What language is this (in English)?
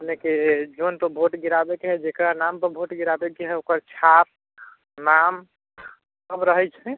Maithili